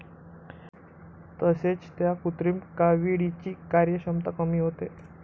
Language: Marathi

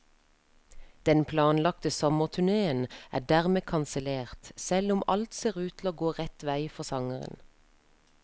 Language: Norwegian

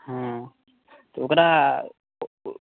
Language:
Maithili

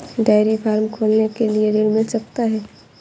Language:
Hindi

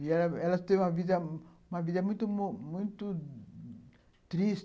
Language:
Portuguese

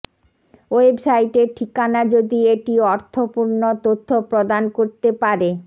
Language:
Bangla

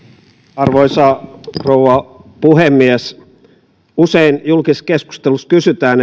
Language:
Finnish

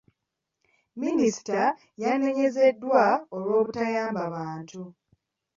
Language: Ganda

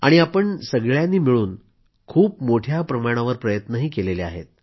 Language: Marathi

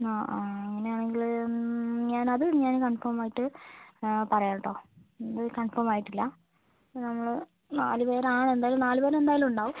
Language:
Malayalam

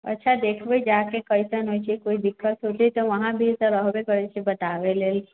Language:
Maithili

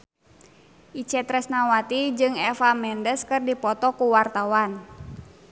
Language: Sundanese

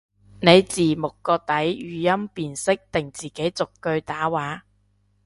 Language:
Cantonese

